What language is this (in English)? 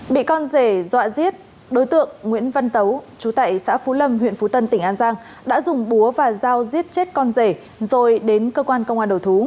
Vietnamese